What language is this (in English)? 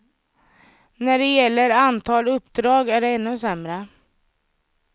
Swedish